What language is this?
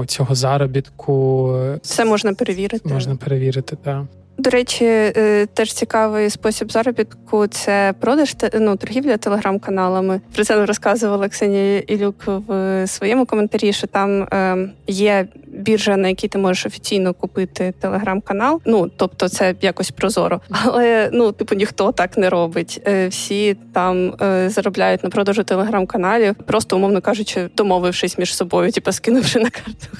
Ukrainian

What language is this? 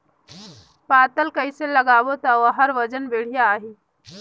Chhattisgarhi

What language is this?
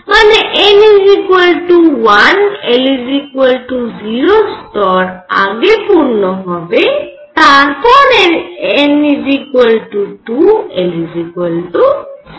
Bangla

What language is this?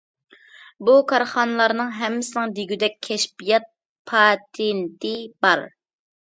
Uyghur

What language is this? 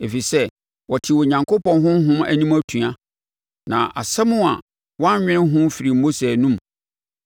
Akan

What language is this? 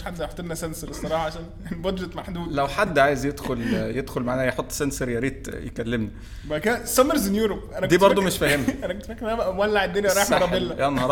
Arabic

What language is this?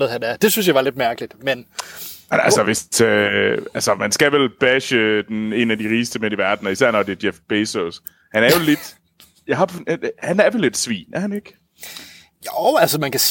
Danish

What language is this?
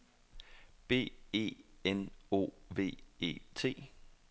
Danish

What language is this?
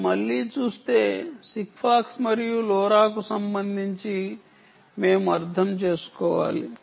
Telugu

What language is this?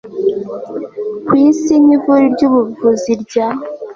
Kinyarwanda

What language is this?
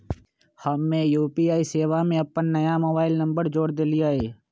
Magahi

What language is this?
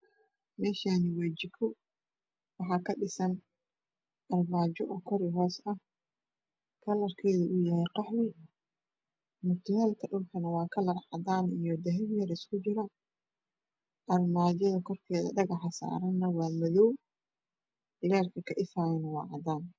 Somali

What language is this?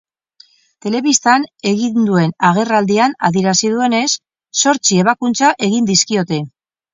Basque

